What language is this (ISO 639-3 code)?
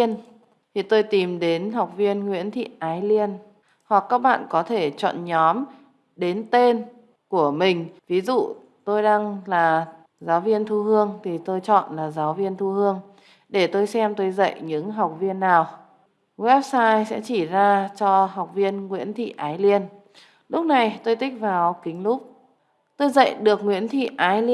vie